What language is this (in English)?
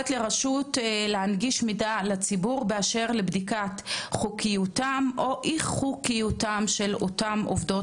Hebrew